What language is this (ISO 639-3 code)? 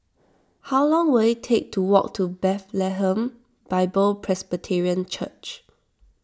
eng